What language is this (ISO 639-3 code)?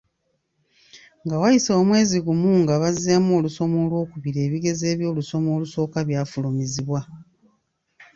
lug